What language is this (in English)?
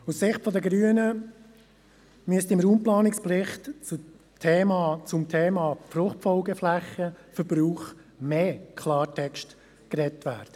Swiss German